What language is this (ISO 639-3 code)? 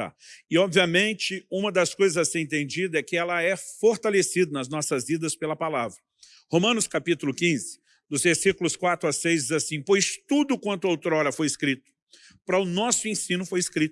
por